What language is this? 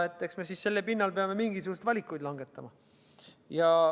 Estonian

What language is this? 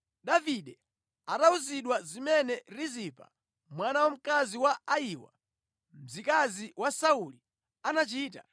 Nyanja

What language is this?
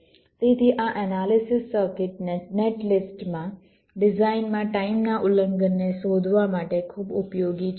Gujarati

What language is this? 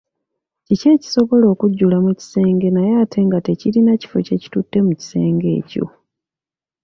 Ganda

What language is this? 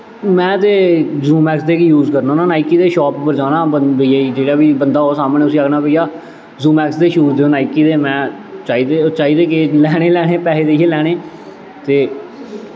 Dogri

